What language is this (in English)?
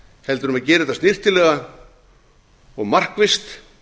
Icelandic